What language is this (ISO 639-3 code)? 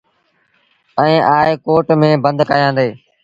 sbn